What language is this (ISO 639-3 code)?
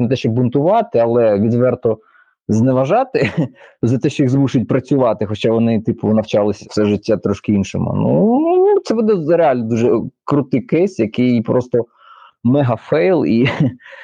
ukr